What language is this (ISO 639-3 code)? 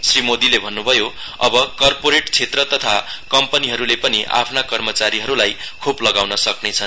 nep